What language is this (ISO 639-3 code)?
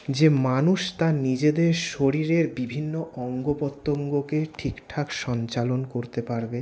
ben